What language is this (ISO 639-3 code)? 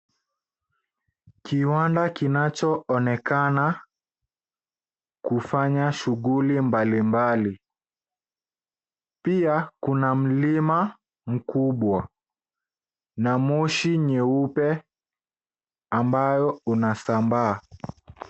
swa